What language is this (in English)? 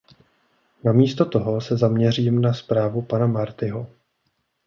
Czech